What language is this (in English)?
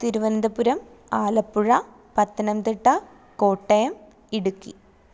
Malayalam